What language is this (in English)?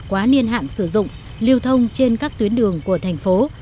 Vietnamese